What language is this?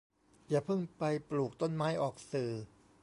Thai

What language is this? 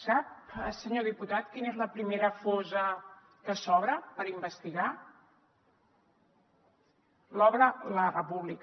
Catalan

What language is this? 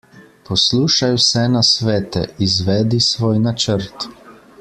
Slovenian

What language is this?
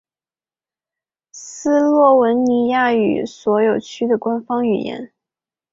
Chinese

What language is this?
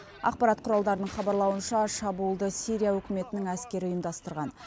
Kazakh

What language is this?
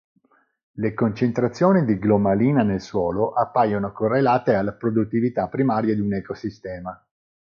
Italian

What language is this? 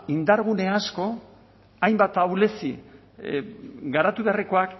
Basque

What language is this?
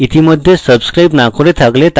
Bangla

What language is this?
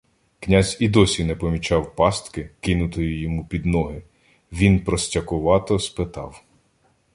Ukrainian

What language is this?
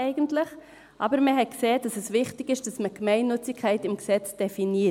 Swiss German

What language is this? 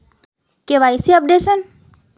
Magahi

